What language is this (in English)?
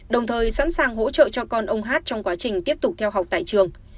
Vietnamese